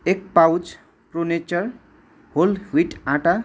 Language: Nepali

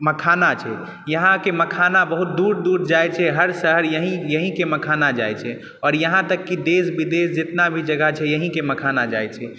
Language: Maithili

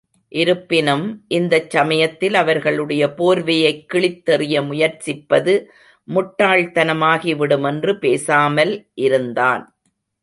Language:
Tamil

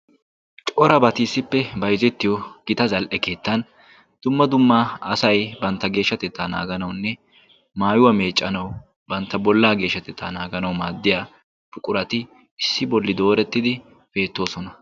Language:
Wolaytta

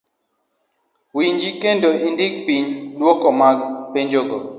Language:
Luo (Kenya and Tanzania)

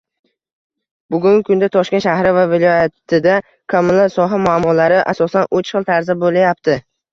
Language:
Uzbek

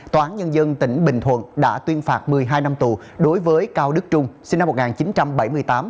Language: Vietnamese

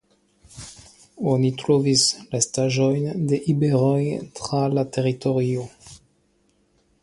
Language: Esperanto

